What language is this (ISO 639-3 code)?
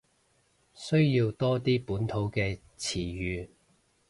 yue